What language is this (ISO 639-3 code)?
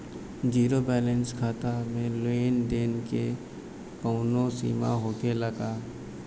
bho